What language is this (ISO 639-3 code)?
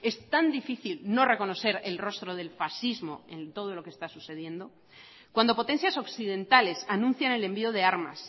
spa